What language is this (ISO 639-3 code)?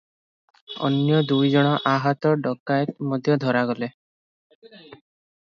ori